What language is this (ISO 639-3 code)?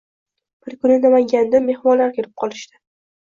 uzb